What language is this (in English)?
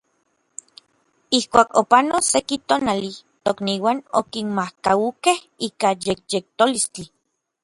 Orizaba Nahuatl